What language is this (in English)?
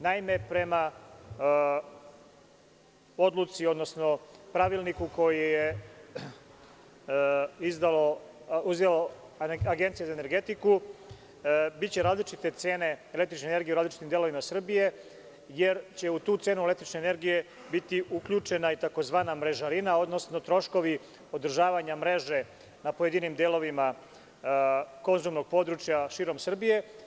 Serbian